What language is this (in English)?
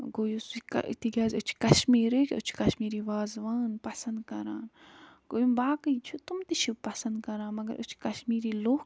Kashmiri